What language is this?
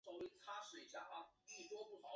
Chinese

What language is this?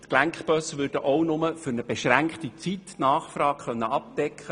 Swiss German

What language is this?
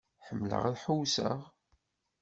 Kabyle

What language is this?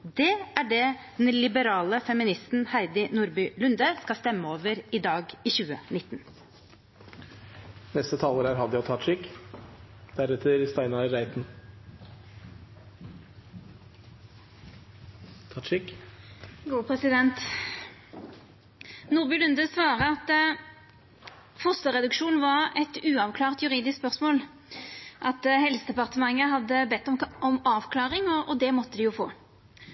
Norwegian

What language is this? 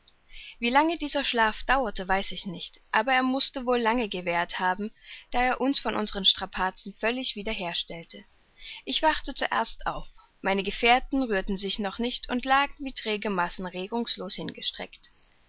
German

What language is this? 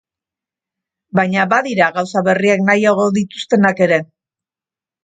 Basque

